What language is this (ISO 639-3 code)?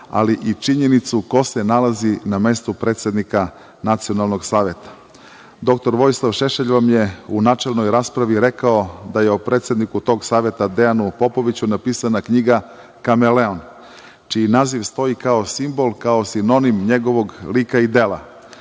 srp